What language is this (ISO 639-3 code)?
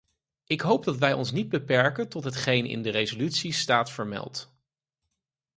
nld